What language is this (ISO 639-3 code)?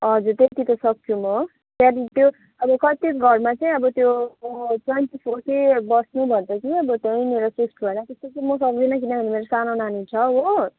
nep